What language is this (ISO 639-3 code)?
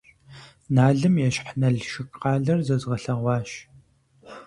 kbd